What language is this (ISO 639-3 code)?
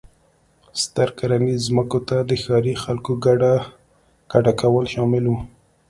pus